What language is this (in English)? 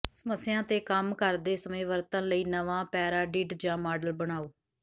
Punjabi